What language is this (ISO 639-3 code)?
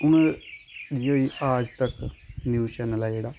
doi